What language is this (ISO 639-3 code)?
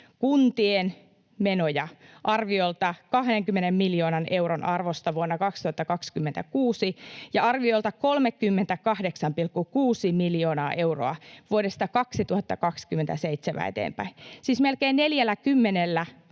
fin